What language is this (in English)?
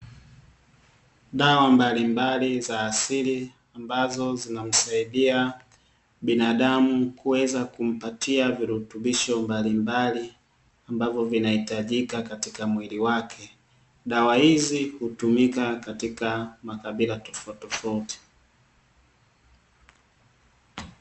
Swahili